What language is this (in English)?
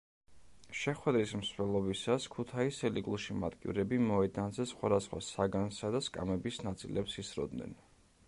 Georgian